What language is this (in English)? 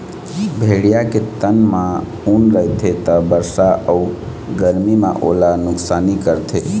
Chhattisgarhi